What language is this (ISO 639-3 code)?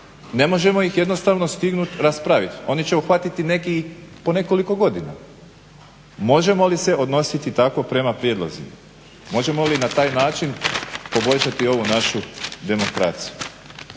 hrv